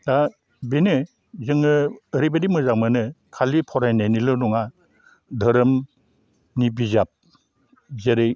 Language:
Bodo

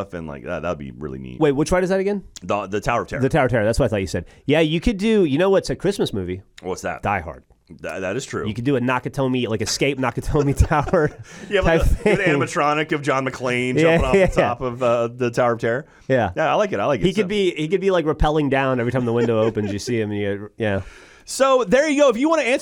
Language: English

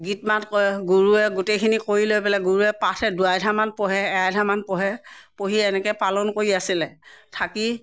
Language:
Assamese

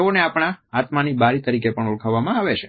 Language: Gujarati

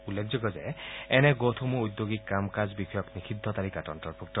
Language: Assamese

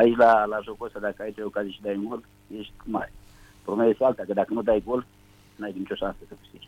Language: Romanian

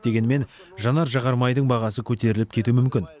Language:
Kazakh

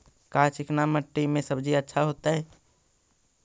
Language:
Magahi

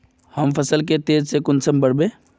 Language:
Magahi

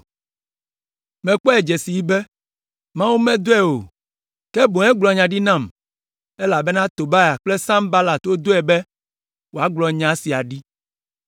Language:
Ewe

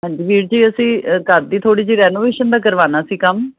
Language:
Punjabi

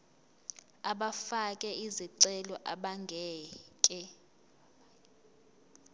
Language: Zulu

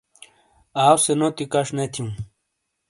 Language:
Shina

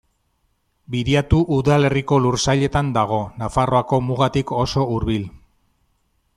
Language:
Basque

